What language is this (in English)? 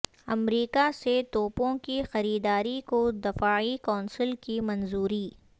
Urdu